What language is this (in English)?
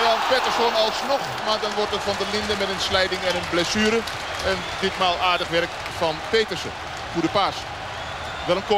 Dutch